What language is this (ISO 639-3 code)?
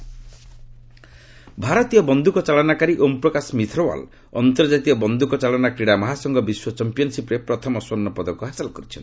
ori